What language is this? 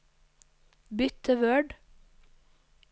Norwegian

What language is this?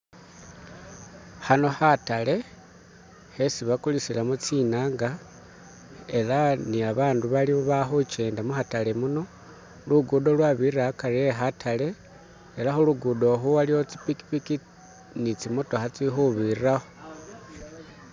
Masaaba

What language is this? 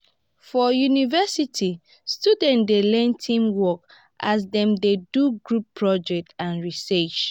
Nigerian Pidgin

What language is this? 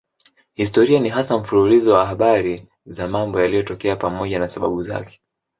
Swahili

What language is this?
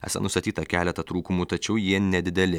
Lithuanian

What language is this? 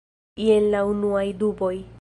Esperanto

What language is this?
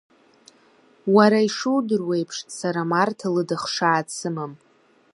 Abkhazian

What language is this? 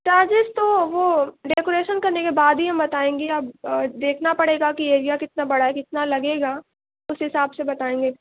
Urdu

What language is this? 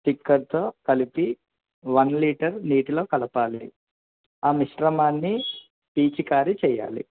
Telugu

